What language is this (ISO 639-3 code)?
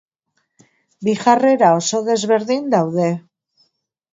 eus